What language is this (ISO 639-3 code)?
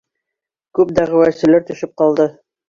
bak